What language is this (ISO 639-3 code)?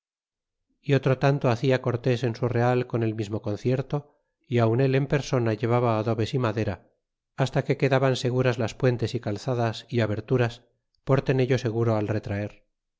spa